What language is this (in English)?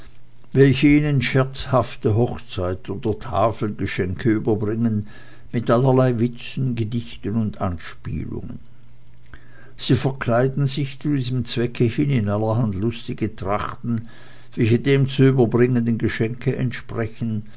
German